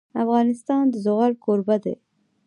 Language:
Pashto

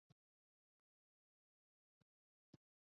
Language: Urdu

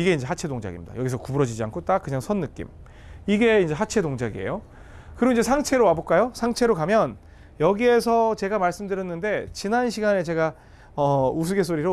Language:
Korean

